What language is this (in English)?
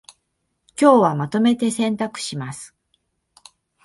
Japanese